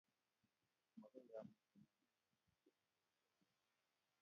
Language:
Kalenjin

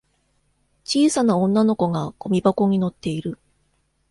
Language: Japanese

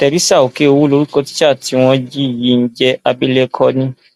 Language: Yoruba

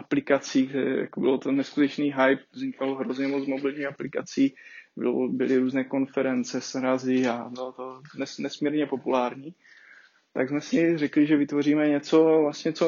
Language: Czech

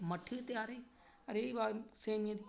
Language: Dogri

